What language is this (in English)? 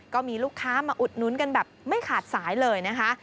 Thai